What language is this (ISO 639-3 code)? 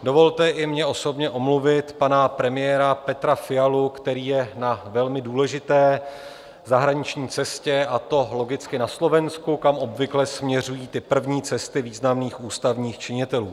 ces